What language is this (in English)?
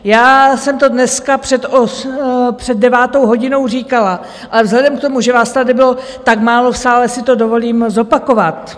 Czech